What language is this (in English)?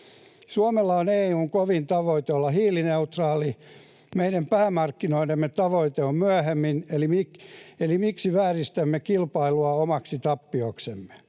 Finnish